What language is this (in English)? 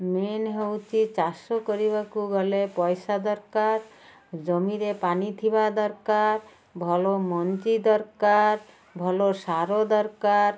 Odia